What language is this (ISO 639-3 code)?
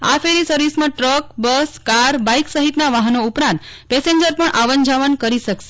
guj